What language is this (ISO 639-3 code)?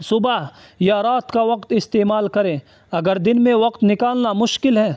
urd